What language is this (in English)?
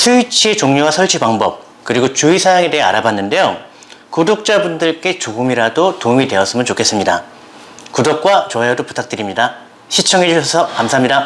Korean